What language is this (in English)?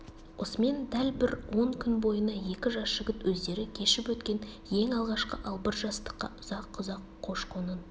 Kazakh